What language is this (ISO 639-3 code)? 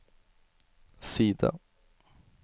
nor